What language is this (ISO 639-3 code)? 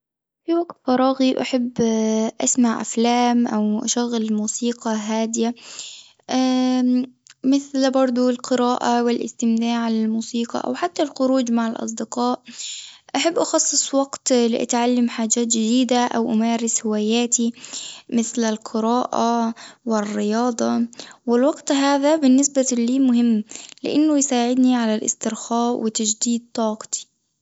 aeb